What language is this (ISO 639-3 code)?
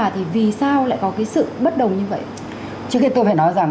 vie